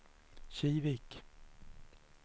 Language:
Swedish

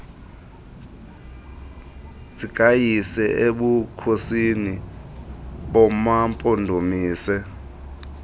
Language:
Xhosa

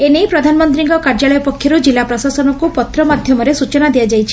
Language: Odia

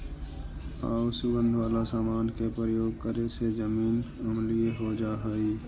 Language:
Magahi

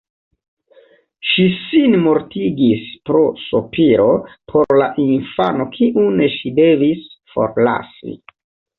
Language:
Esperanto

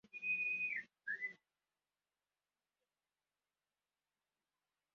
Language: Kinyarwanda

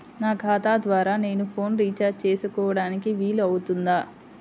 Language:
Telugu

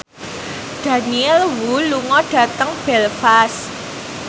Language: Javanese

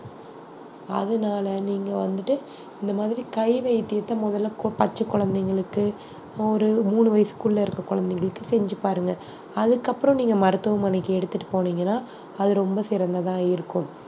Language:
Tamil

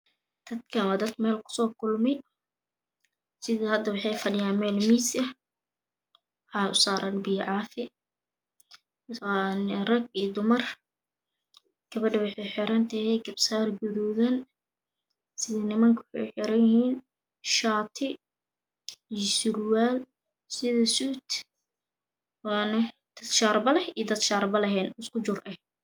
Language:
Somali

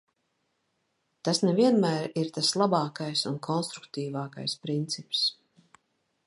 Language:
Latvian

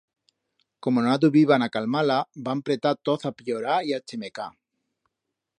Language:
Aragonese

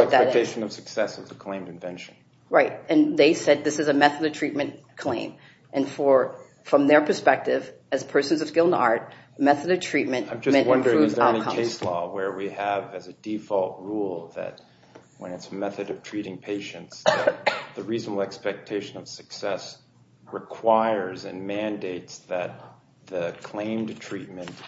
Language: English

